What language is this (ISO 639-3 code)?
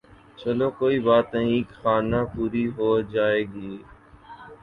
urd